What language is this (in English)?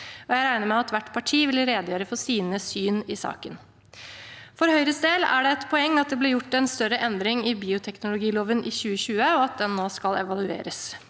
Norwegian